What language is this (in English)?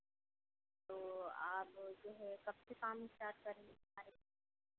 Hindi